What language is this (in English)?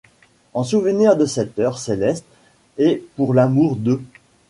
French